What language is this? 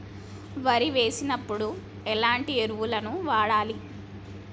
Telugu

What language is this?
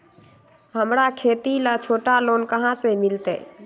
Magahi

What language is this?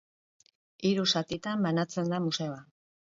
Basque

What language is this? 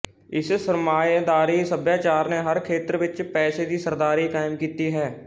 Punjabi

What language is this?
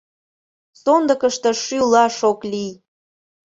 Mari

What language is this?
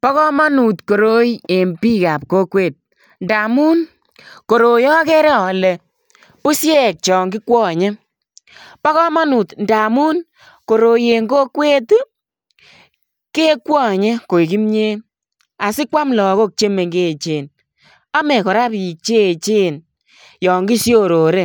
Kalenjin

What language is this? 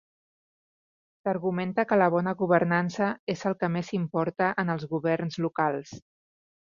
Catalan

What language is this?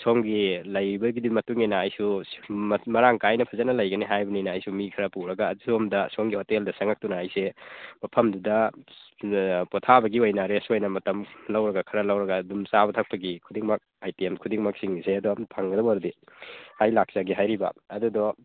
Manipuri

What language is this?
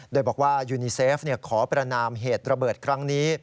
Thai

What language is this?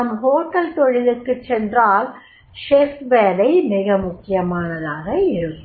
Tamil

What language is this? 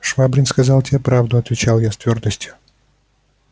Russian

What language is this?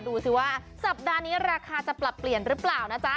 Thai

